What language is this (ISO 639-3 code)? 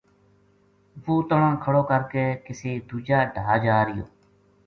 gju